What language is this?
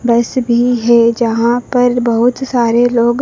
Hindi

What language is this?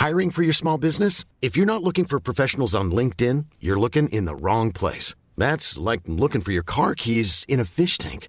Spanish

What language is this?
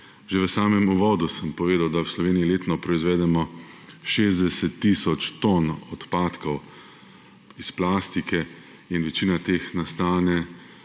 Slovenian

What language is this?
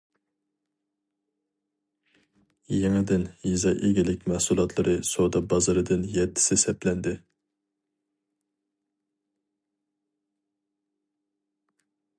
Uyghur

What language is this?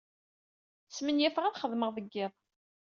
Kabyle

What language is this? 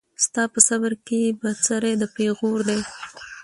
Pashto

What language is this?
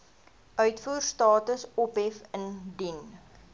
Afrikaans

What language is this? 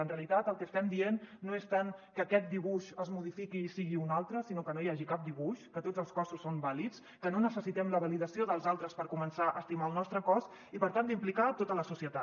Catalan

